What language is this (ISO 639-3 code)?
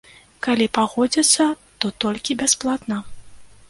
bel